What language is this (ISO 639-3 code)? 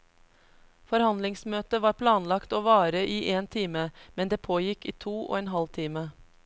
nor